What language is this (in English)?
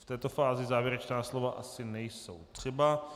Czech